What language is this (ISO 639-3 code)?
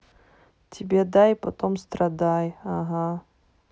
rus